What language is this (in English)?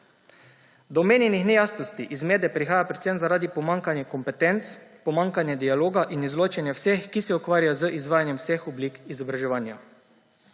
Slovenian